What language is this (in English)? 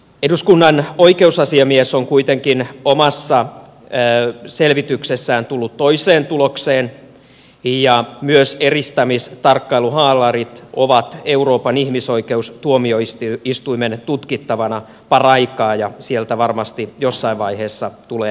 Finnish